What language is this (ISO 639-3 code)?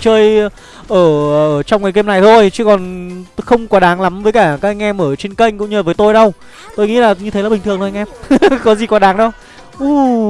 vie